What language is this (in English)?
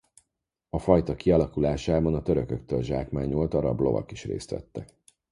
Hungarian